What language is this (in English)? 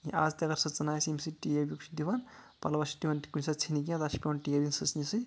Kashmiri